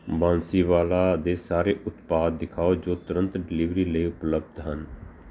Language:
Punjabi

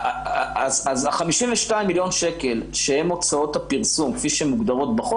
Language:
Hebrew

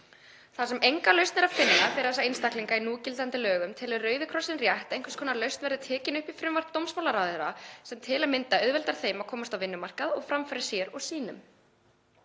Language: Icelandic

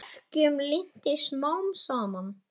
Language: Icelandic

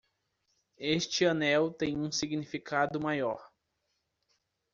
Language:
Portuguese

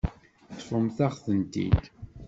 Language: Kabyle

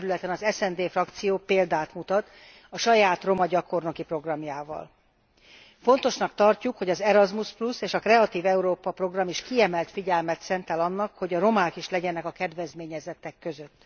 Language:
Hungarian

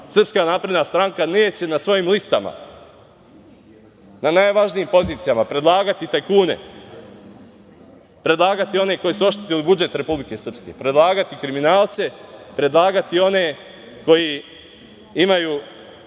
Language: Serbian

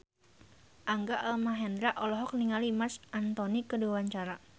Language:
Sundanese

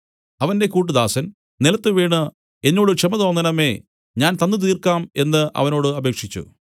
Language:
Malayalam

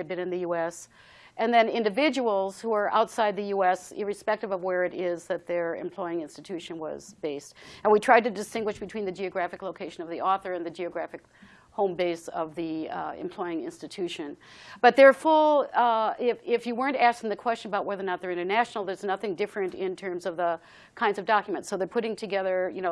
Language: English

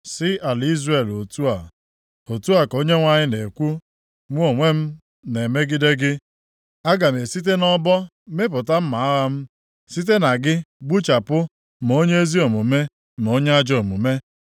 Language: Igbo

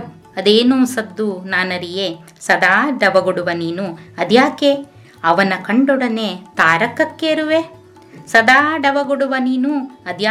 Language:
Kannada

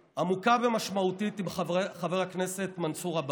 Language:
Hebrew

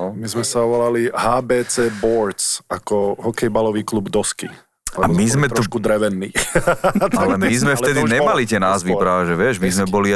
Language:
Slovak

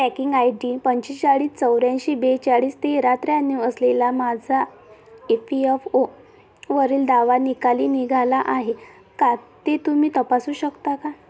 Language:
Marathi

